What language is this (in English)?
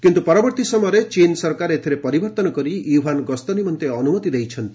Odia